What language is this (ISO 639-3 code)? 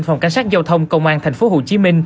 vie